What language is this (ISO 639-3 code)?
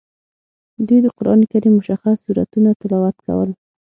pus